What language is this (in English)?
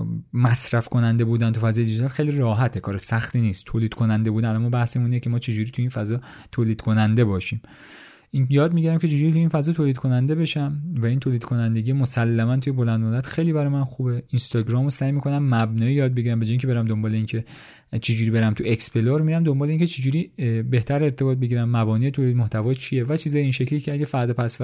Persian